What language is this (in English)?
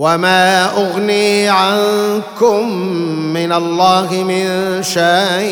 Arabic